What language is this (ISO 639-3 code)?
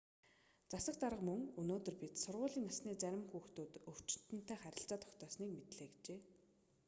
mon